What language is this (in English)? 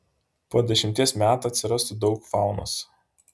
Lithuanian